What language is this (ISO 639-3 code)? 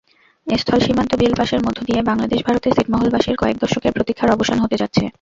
ben